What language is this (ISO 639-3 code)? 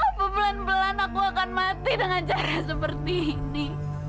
ind